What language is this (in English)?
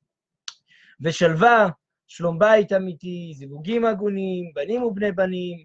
Hebrew